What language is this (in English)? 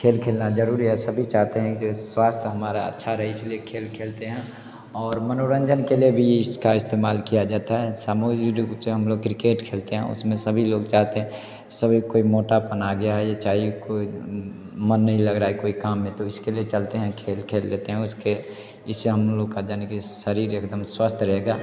Hindi